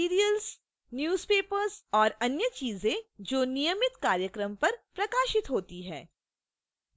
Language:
Hindi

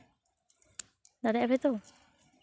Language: Santali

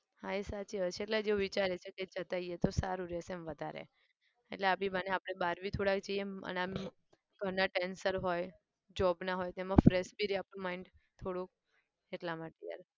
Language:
Gujarati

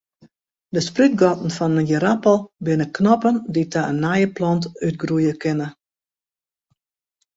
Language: Western Frisian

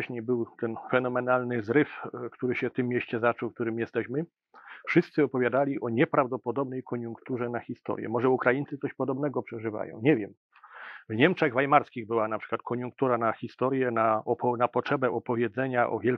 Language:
Polish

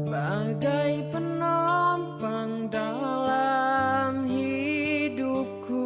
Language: Indonesian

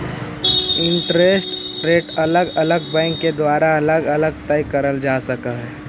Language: Magahi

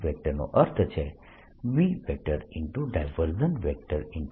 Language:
Gujarati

